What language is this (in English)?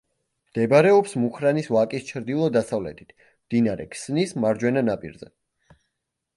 Georgian